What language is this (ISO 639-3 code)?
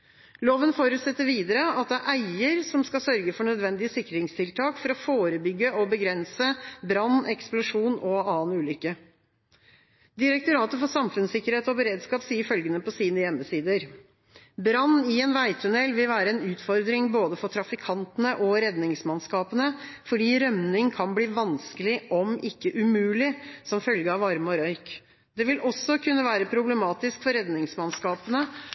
nob